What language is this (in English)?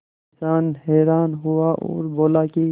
Hindi